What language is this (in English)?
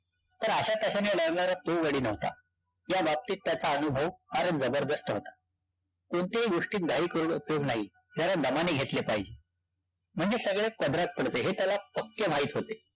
Marathi